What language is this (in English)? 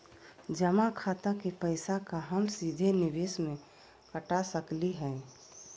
Magahi